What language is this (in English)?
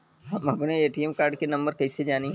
Bhojpuri